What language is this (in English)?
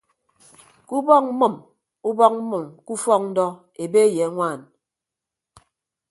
Ibibio